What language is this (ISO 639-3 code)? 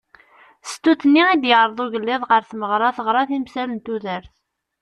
kab